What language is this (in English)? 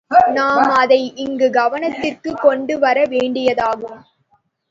Tamil